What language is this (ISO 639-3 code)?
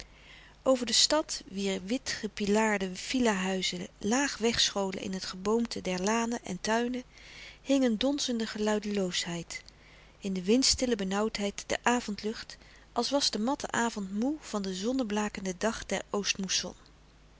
nld